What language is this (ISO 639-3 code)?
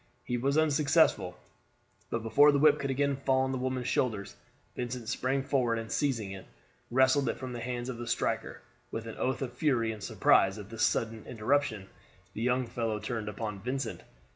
eng